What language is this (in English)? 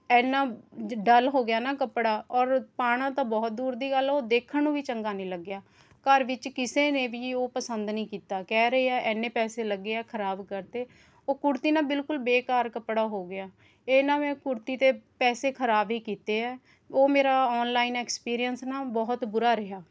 Punjabi